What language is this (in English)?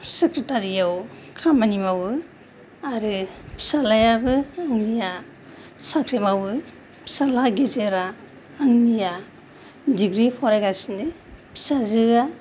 Bodo